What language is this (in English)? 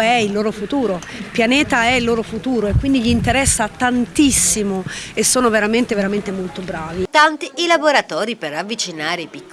Italian